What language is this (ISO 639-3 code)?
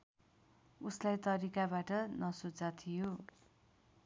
nep